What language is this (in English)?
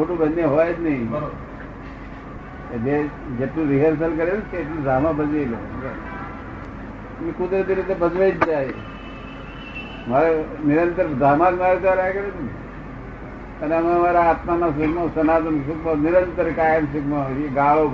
Gujarati